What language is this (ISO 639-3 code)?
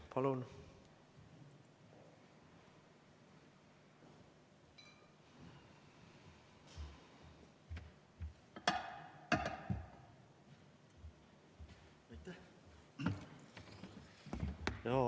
est